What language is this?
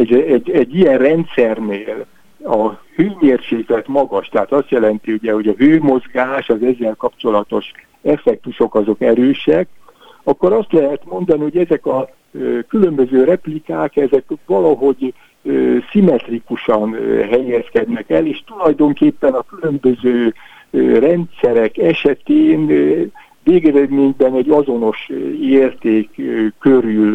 Hungarian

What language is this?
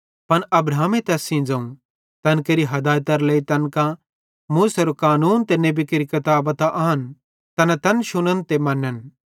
Bhadrawahi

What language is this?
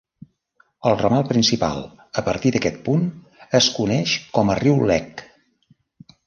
Catalan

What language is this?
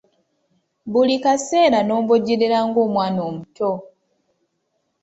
Ganda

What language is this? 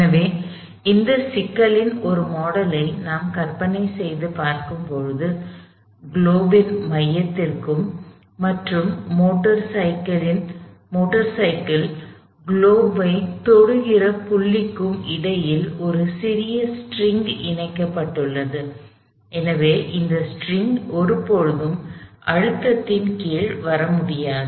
Tamil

